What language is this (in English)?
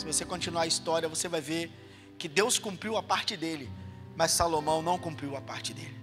Portuguese